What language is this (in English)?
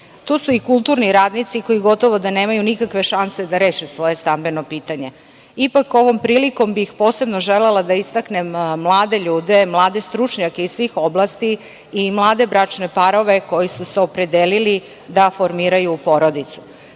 Serbian